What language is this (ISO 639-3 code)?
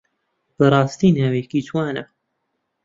ckb